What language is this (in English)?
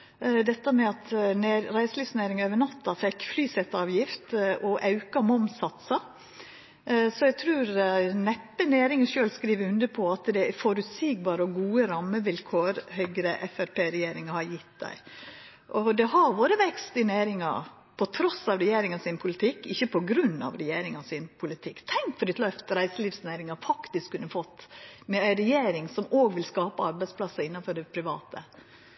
Norwegian Nynorsk